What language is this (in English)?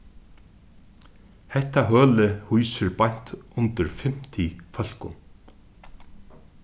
Faroese